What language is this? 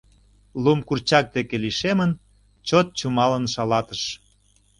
Mari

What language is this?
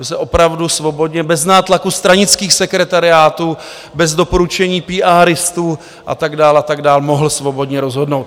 Czech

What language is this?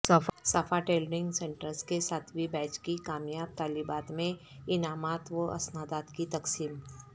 Urdu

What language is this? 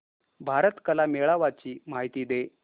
Marathi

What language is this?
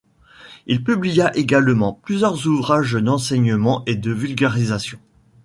French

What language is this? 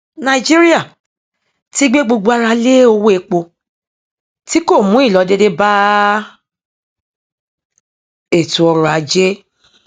Yoruba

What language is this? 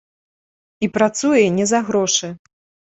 Belarusian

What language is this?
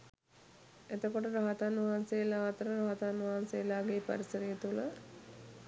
Sinhala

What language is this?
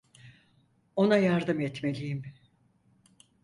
Turkish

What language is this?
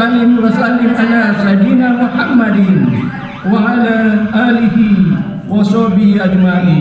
Indonesian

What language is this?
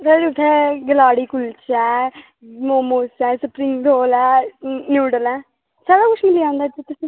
Dogri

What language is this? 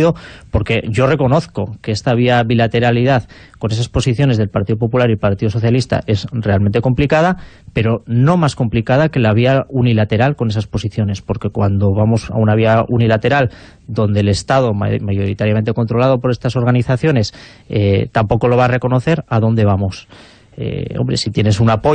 Spanish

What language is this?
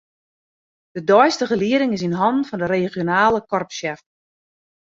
Western Frisian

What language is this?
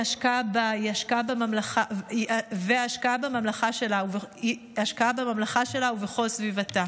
Hebrew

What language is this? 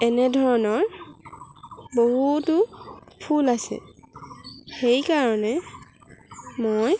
Assamese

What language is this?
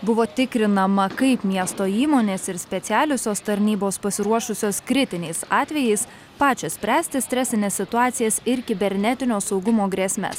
Lithuanian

